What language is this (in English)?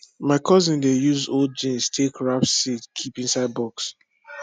Nigerian Pidgin